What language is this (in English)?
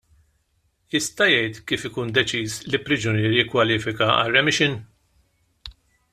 Maltese